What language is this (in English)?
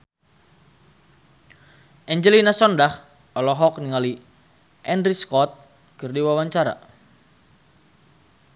Sundanese